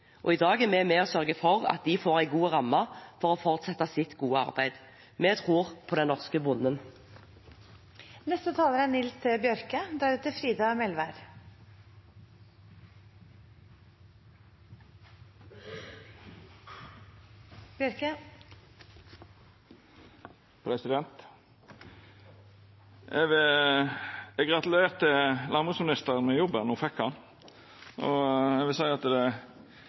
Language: Norwegian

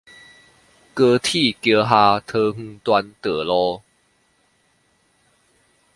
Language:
Chinese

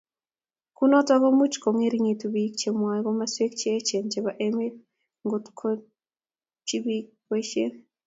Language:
Kalenjin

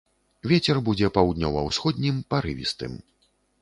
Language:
Belarusian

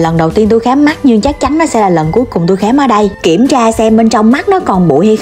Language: Vietnamese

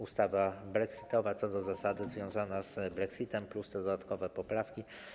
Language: Polish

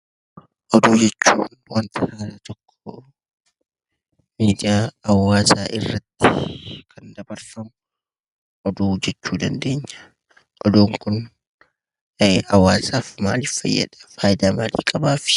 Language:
Oromo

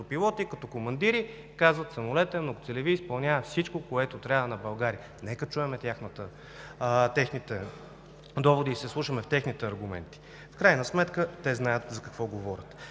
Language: Bulgarian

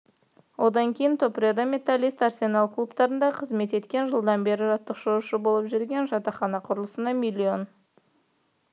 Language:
Kazakh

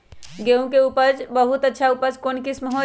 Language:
Magahi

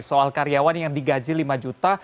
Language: Indonesian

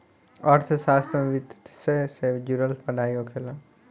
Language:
Bhojpuri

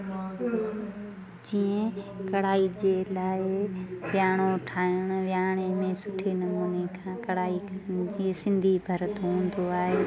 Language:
Sindhi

